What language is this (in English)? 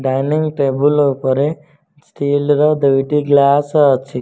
Odia